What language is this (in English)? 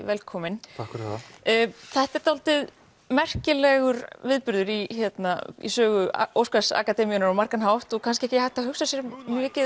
Icelandic